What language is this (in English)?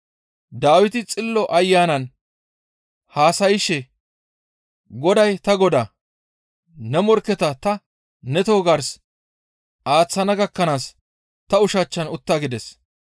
Gamo